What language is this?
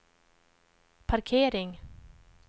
Swedish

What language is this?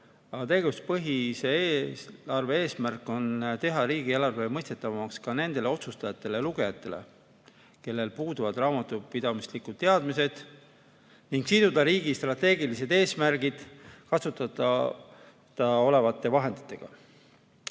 Estonian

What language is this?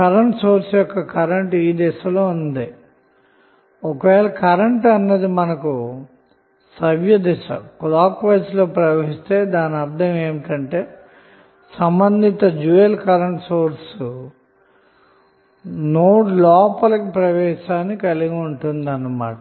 Telugu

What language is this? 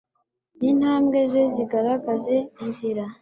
Kinyarwanda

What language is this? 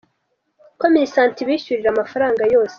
Kinyarwanda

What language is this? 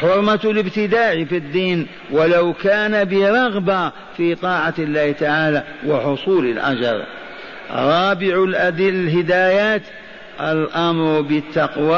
Arabic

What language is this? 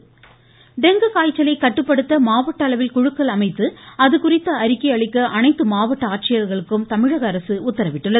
Tamil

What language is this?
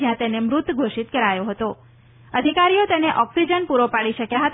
Gujarati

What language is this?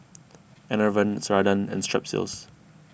English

